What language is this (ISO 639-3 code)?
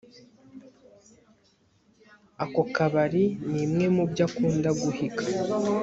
kin